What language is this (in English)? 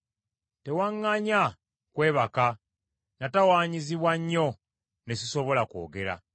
Ganda